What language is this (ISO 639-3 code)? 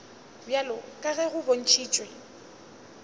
nso